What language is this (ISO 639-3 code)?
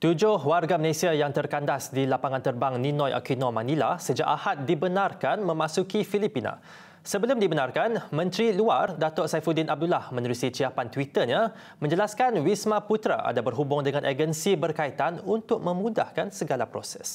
msa